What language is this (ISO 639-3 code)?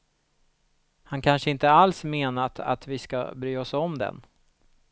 swe